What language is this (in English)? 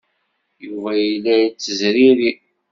Kabyle